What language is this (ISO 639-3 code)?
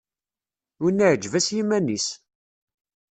kab